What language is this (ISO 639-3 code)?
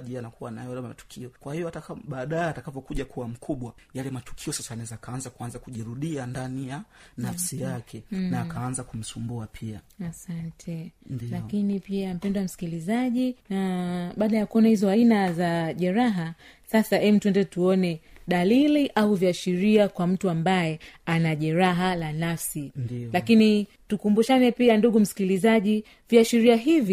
swa